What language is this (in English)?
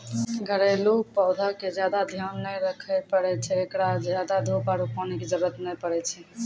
Maithili